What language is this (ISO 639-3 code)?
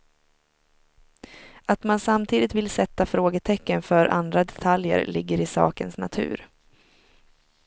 swe